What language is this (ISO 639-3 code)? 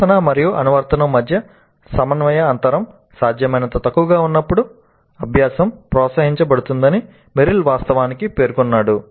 tel